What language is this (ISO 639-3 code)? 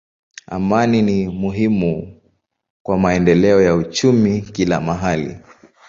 swa